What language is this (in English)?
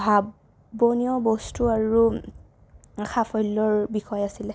Assamese